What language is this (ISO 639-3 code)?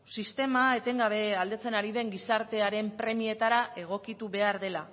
eus